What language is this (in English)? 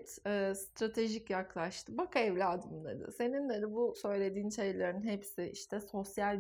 Turkish